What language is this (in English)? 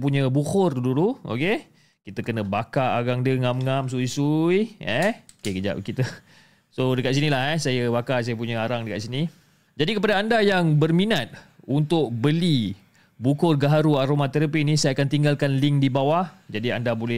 Malay